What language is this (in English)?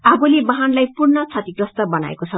Nepali